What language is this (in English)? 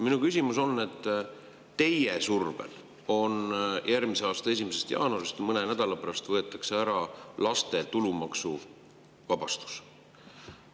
Estonian